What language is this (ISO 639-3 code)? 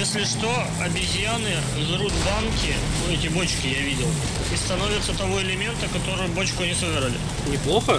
rus